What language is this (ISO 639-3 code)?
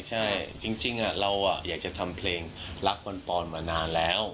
tha